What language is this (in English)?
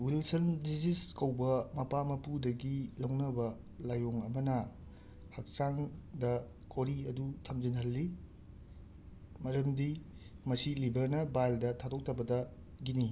Manipuri